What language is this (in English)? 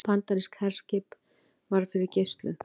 Icelandic